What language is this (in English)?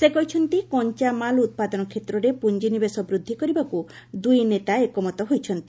Odia